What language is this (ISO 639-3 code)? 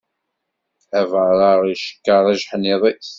kab